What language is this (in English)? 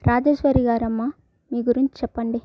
Telugu